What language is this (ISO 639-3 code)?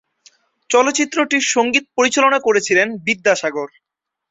ben